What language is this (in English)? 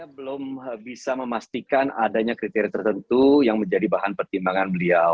Indonesian